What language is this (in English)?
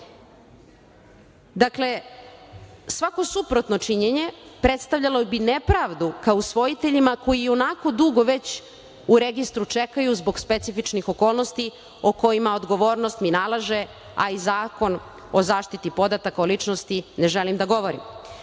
Serbian